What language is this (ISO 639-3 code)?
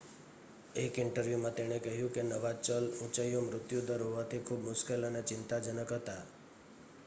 guj